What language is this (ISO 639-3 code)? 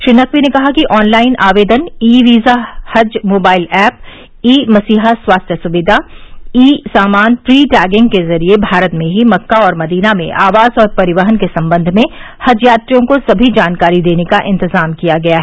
hin